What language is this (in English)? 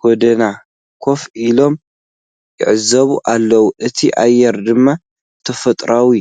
Tigrinya